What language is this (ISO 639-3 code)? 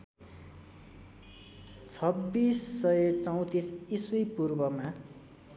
nep